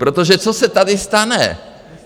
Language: Czech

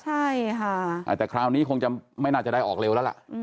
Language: Thai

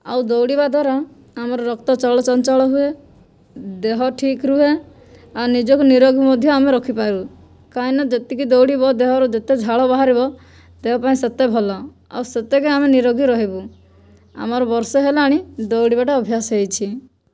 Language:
Odia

